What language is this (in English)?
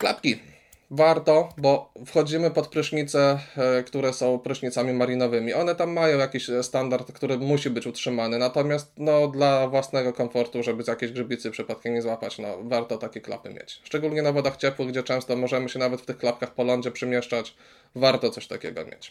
Polish